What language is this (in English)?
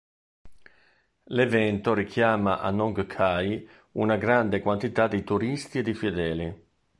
Italian